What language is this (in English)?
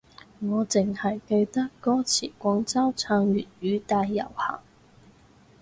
Cantonese